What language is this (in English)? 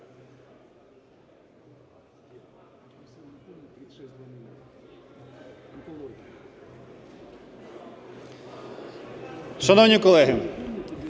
Ukrainian